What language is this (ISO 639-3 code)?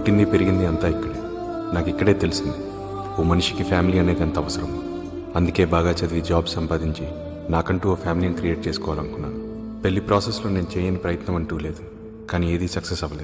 hin